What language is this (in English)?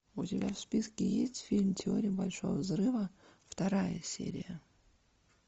Russian